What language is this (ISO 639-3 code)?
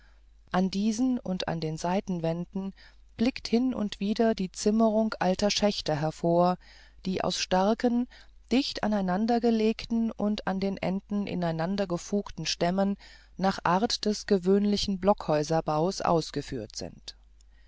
deu